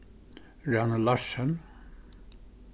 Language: Faroese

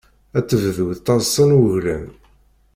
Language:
Kabyle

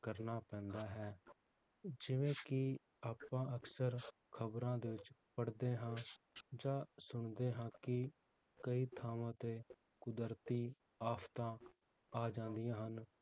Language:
Punjabi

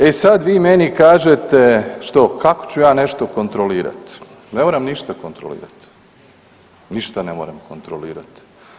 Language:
Croatian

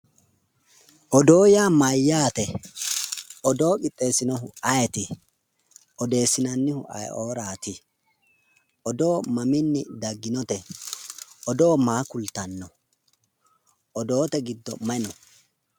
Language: Sidamo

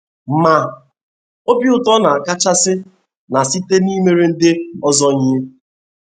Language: Igbo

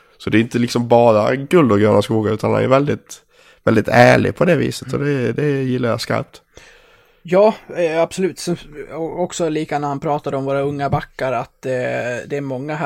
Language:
Swedish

